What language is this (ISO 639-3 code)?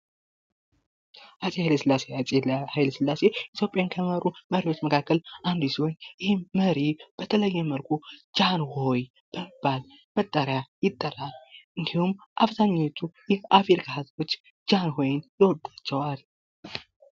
amh